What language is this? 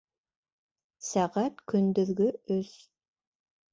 Bashkir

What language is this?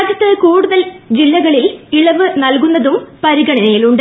Malayalam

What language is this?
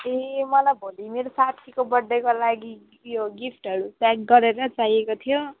Nepali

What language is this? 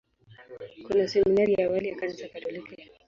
Swahili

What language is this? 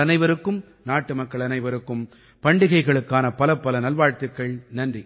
Tamil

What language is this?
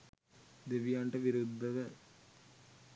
Sinhala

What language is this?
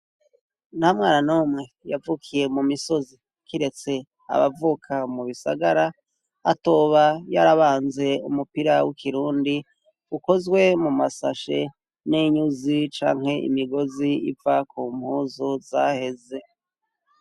Rundi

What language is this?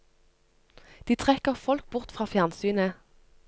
Norwegian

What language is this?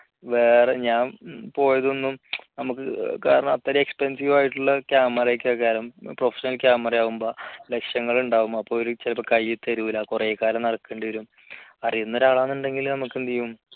Malayalam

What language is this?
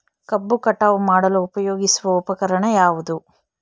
Kannada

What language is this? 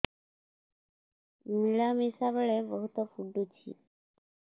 Odia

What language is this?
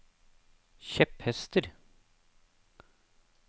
Norwegian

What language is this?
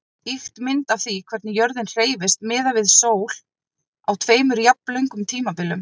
Icelandic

